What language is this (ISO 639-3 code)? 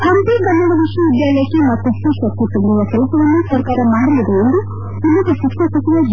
kan